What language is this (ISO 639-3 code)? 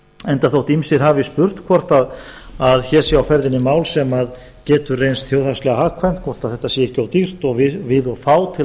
isl